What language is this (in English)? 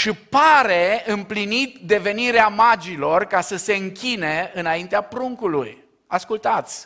Romanian